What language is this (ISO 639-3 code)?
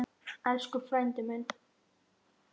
isl